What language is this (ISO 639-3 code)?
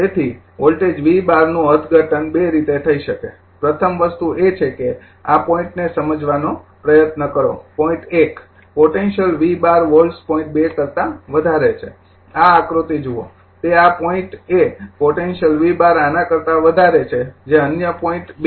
guj